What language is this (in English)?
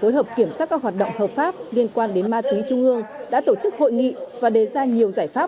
Vietnamese